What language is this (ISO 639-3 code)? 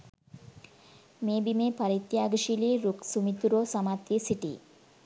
sin